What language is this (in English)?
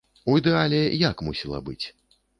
Belarusian